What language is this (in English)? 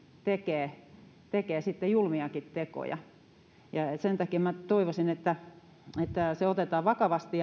Finnish